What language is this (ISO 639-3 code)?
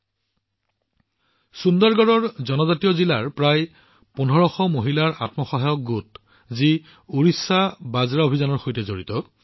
asm